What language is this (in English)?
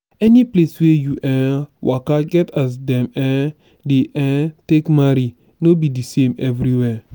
Nigerian Pidgin